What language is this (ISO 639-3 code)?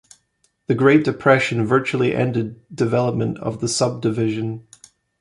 eng